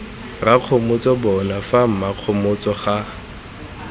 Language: Tswana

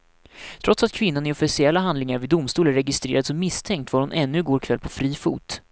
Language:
Swedish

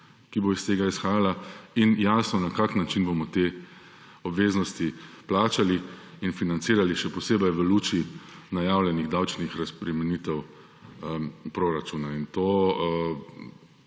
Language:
Slovenian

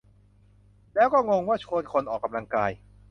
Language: Thai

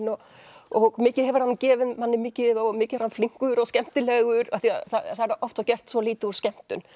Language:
Icelandic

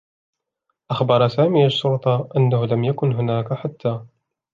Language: Arabic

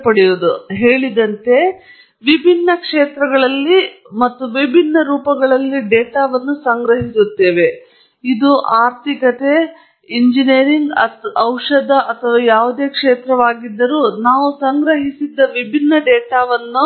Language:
Kannada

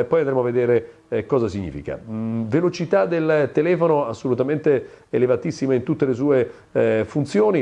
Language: Italian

